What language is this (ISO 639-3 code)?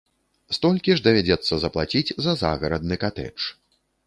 bel